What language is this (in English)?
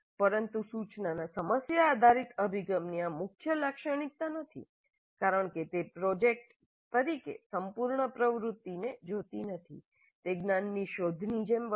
Gujarati